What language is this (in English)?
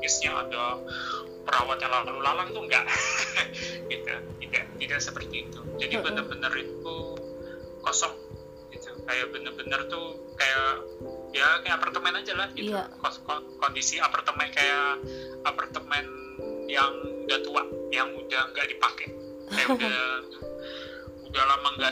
Indonesian